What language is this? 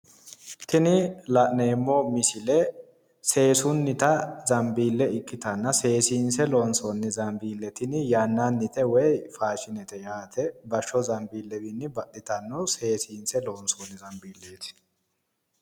Sidamo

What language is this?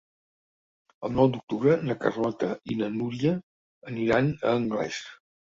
Catalan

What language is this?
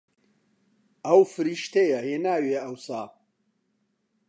Central Kurdish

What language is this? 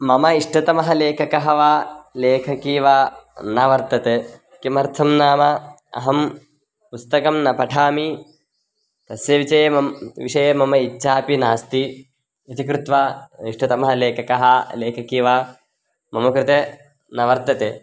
Sanskrit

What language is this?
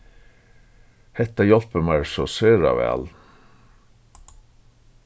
Faroese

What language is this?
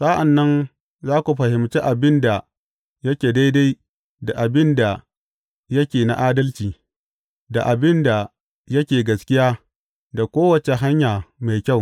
Hausa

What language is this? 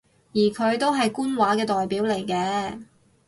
Cantonese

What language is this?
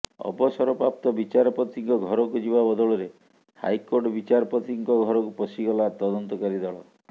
Odia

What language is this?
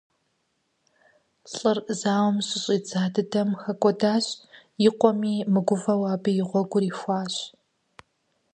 Kabardian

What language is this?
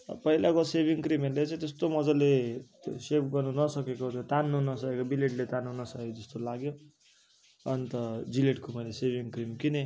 Nepali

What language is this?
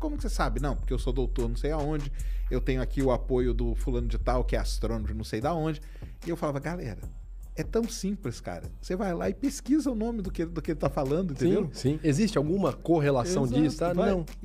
Portuguese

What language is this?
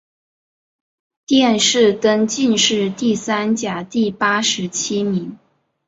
Chinese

